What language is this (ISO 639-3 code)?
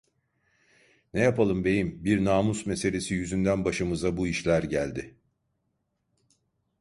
tur